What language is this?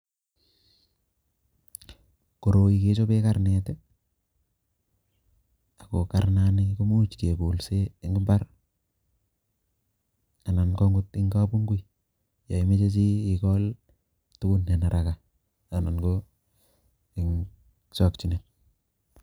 Kalenjin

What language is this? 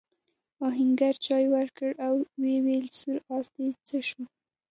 Pashto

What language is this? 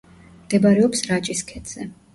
Georgian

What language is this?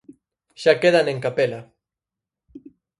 Galician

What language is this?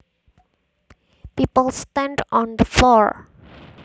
Javanese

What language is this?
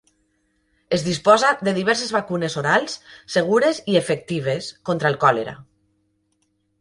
Catalan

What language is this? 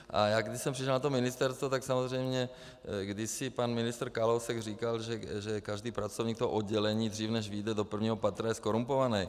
Czech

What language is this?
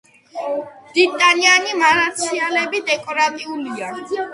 Georgian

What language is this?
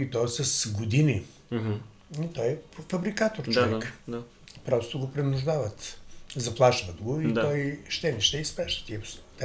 Bulgarian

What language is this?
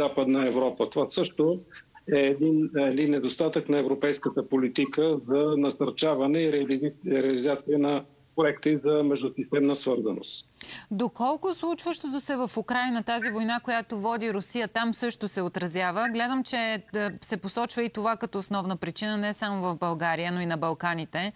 Bulgarian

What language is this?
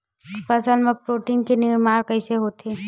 Chhattisgarhi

